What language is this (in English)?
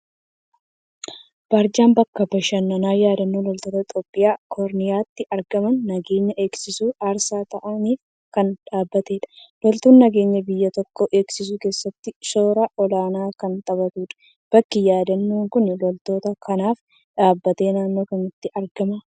Oromo